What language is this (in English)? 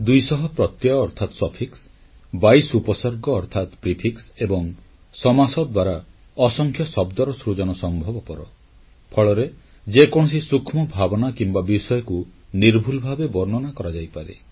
Odia